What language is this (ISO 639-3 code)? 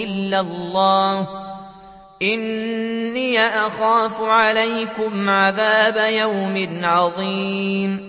ara